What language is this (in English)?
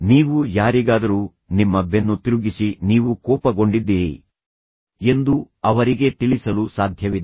Kannada